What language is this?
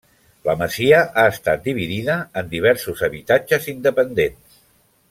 Catalan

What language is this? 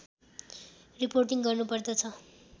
Nepali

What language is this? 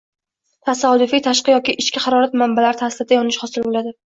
Uzbek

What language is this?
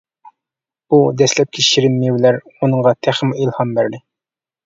Uyghur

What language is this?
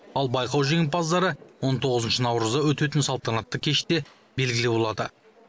Kazakh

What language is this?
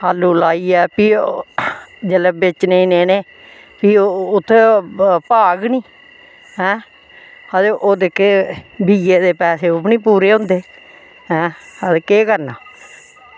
Dogri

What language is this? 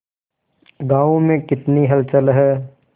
Hindi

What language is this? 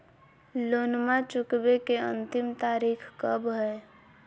Magahi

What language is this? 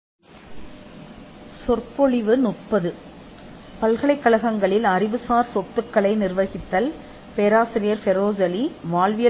Tamil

